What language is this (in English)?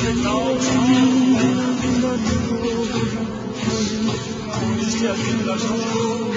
Persian